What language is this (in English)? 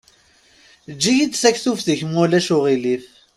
Kabyle